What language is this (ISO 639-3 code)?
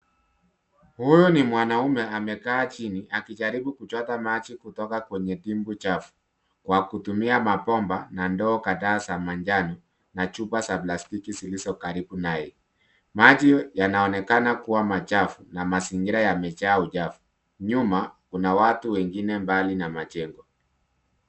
swa